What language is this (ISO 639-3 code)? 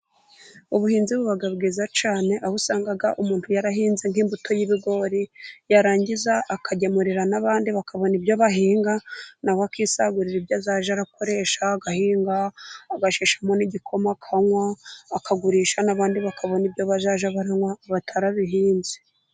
kin